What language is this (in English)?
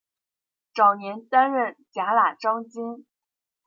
Chinese